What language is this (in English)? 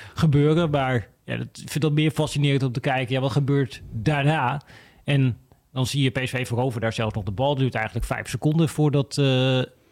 Dutch